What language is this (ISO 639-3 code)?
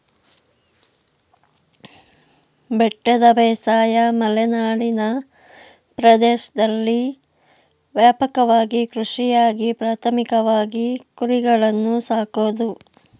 kan